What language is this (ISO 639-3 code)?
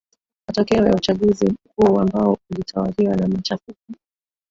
swa